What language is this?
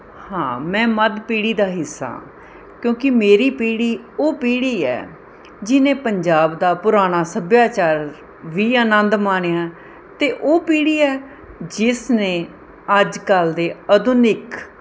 Punjabi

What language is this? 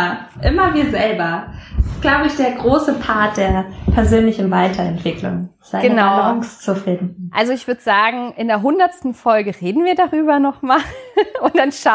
German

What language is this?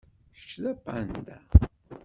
Kabyle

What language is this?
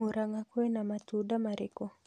Kikuyu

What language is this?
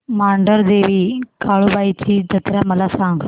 Marathi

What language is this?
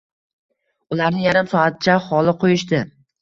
Uzbek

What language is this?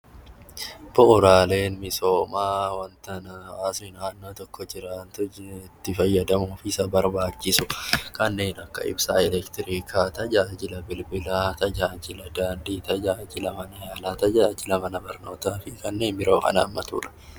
Oromo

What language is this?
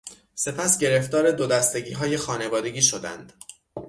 Persian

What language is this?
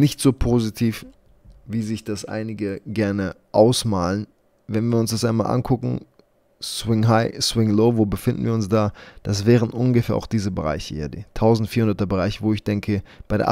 German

